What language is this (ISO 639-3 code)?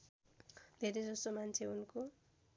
nep